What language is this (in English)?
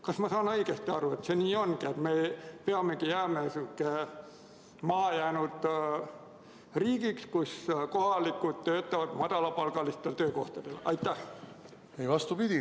Estonian